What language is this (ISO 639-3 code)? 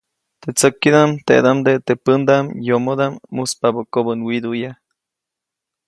zoc